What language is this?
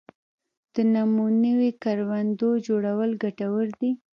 Pashto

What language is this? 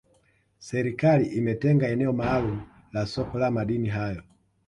Swahili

